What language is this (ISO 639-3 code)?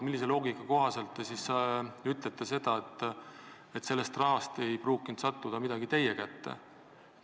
est